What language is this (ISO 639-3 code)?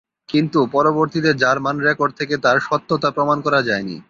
ben